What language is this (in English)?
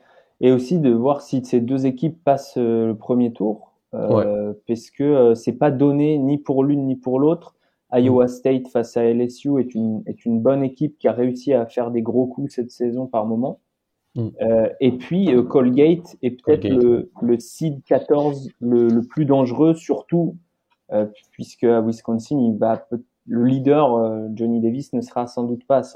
French